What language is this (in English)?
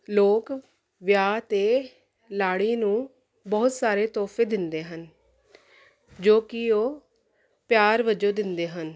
Punjabi